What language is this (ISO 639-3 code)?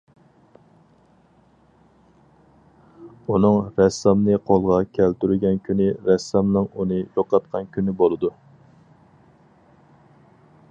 uig